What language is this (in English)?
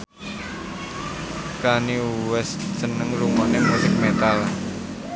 Javanese